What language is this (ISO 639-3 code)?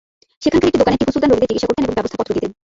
ben